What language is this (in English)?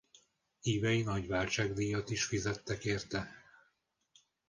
Hungarian